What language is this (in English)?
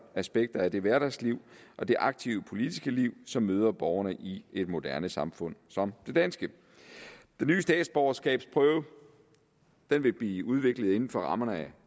Danish